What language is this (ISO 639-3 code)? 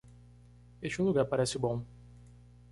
por